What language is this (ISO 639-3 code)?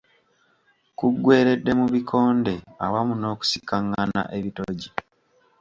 lug